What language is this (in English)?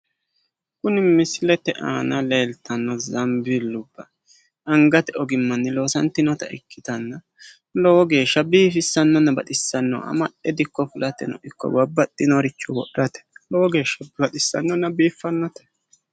Sidamo